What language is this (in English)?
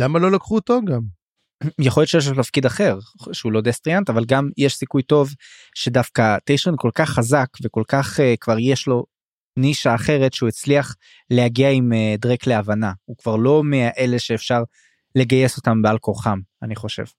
Hebrew